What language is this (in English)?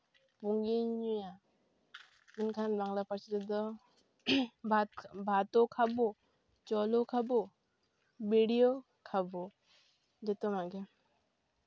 Santali